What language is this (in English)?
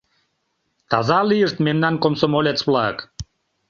Mari